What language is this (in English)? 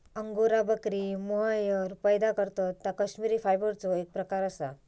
Marathi